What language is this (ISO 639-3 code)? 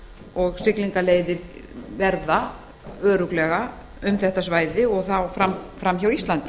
isl